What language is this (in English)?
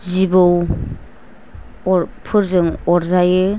Bodo